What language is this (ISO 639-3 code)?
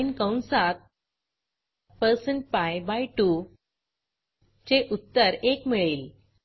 mar